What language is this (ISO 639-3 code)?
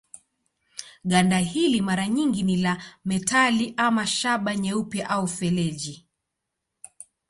swa